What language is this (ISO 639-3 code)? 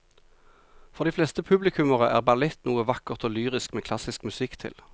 nor